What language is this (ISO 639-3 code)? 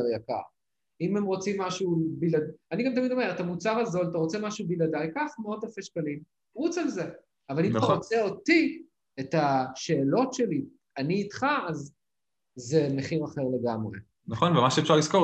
heb